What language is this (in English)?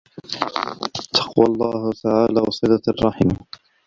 Arabic